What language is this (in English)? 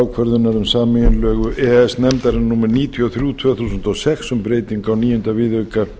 Icelandic